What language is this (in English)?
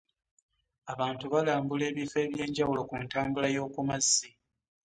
Ganda